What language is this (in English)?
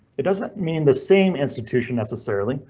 English